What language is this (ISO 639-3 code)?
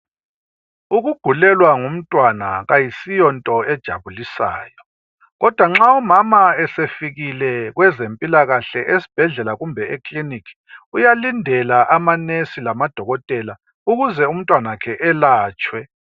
nde